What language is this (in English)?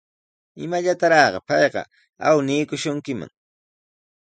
Sihuas Ancash Quechua